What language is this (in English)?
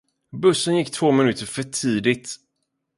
Swedish